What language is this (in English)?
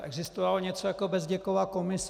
Czech